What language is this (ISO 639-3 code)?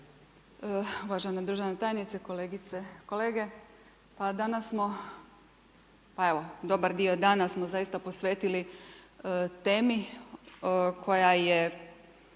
hrv